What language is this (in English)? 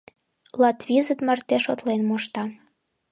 Mari